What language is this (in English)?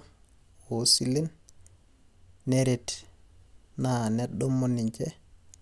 Masai